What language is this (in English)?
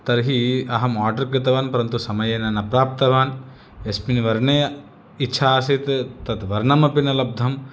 Sanskrit